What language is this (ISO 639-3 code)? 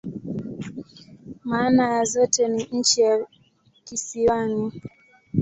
swa